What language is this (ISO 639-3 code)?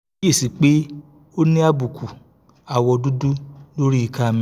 yor